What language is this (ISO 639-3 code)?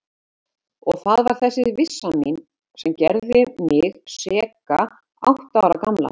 isl